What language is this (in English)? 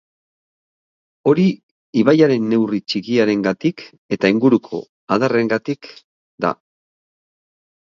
Basque